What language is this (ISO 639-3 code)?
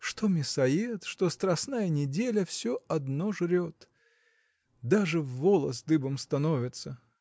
rus